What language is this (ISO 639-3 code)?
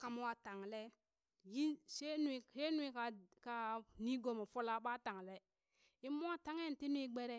bys